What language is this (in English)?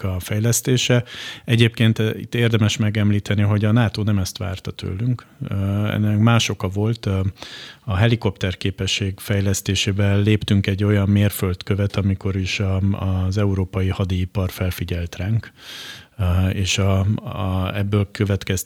Hungarian